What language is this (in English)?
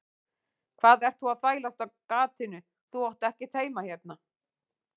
Icelandic